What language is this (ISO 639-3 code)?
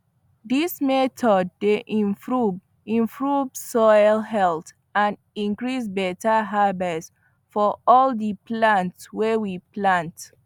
pcm